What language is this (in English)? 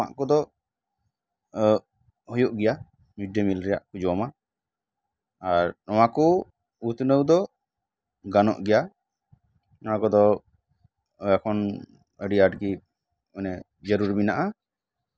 Santali